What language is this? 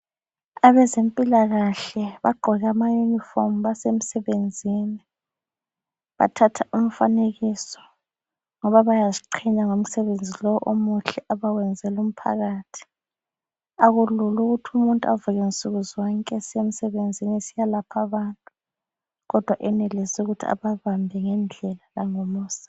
North Ndebele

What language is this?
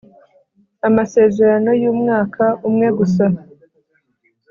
Kinyarwanda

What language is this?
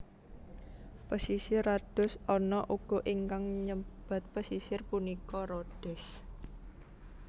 Javanese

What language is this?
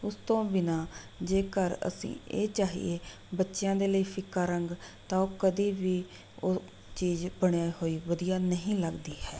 Punjabi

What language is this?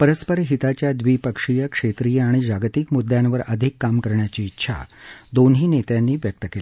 Marathi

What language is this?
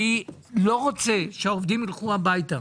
Hebrew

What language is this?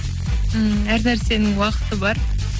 Kazakh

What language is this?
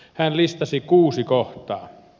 Finnish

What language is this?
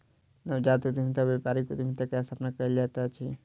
Maithili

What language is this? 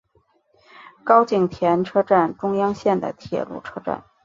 Chinese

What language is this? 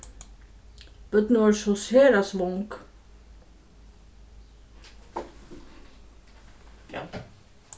Faroese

